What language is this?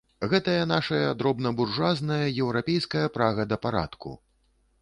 Belarusian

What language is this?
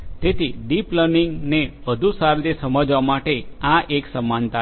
Gujarati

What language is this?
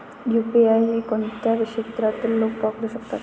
Marathi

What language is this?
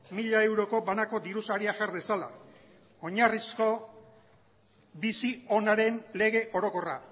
Basque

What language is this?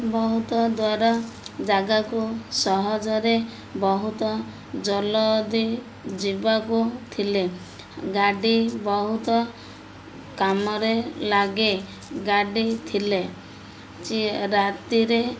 Odia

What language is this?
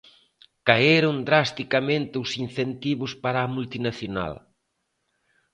Galician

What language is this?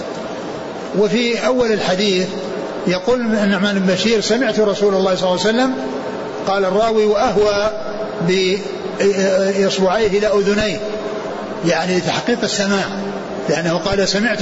Arabic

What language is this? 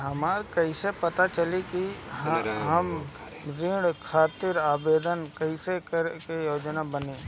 Bhojpuri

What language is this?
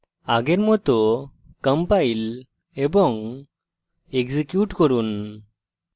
Bangla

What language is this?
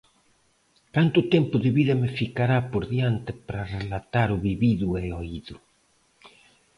Galician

